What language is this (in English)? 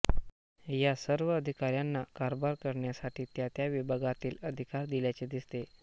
Marathi